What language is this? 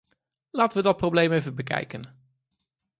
Dutch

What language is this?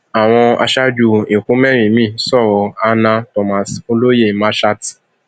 Yoruba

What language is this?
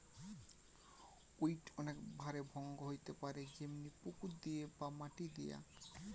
Bangla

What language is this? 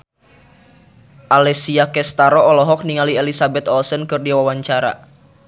Sundanese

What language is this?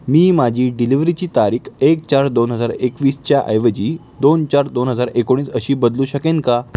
Marathi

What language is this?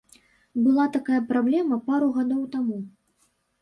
Belarusian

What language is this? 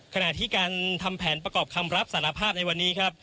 Thai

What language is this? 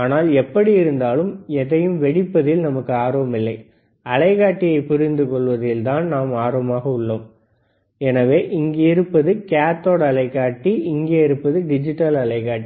Tamil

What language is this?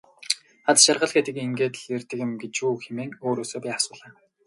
Mongolian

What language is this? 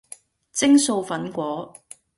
Cantonese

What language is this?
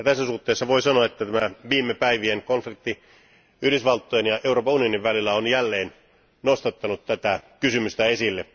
Finnish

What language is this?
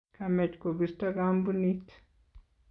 Kalenjin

